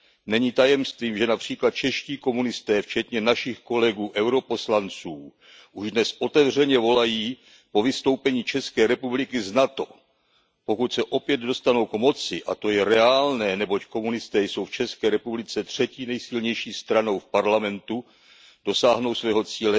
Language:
Czech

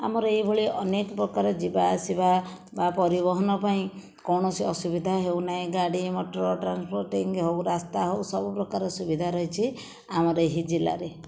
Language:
Odia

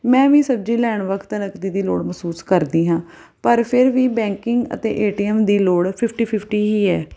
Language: Punjabi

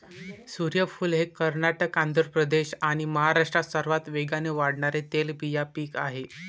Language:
Marathi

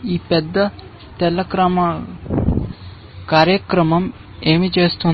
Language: Telugu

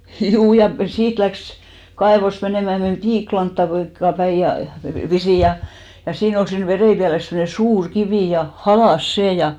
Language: Finnish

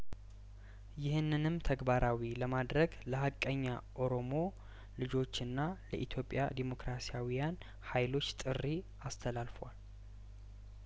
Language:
Amharic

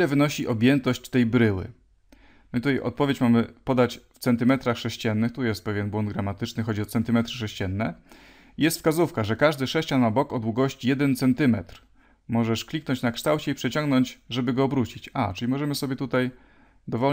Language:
Polish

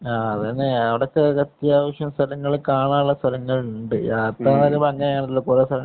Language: Malayalam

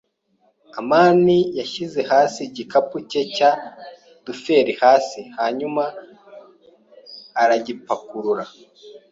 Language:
Kinyarwanda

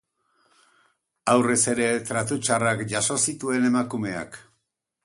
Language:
Basque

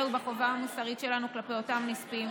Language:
Hebrew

